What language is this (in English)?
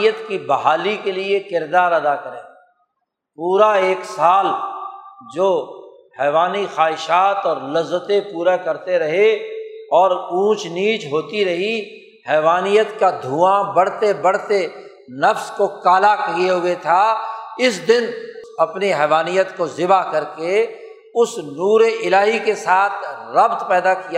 Urdu